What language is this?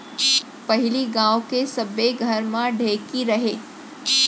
Chhattisgarhi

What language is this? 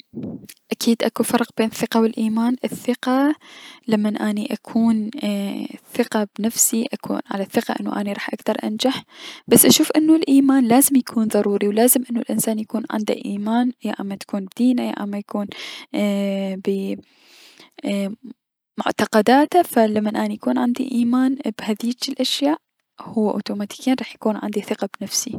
Mesopotamian Arabic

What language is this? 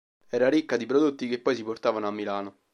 Italian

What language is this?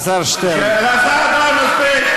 Hebrew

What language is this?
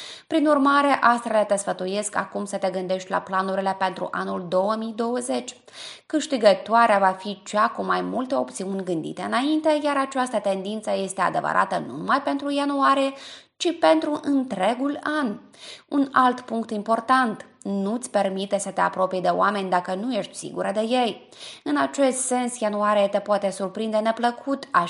Romanian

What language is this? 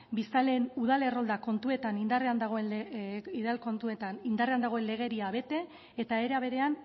Basque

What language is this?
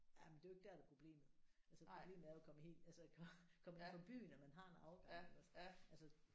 Danish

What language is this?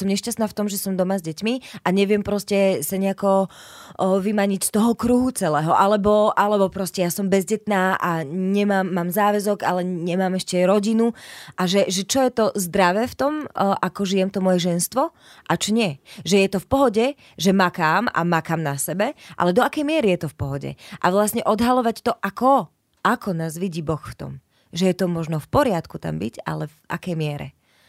Slovak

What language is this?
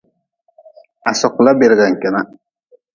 Nawdm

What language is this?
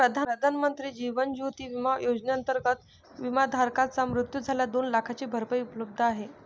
Marathi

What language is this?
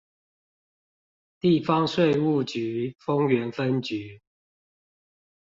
Chinese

